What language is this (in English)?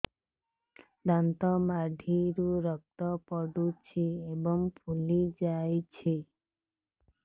Odia